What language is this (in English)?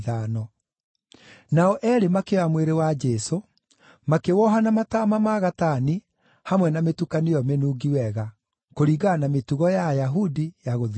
Kikuyu